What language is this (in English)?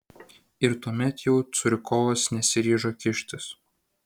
Lithuanian